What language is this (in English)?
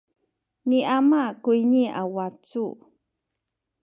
Sakizaya